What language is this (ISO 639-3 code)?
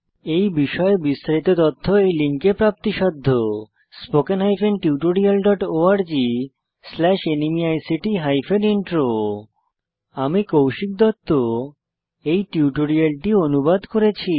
ben